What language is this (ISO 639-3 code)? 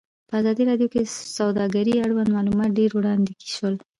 pus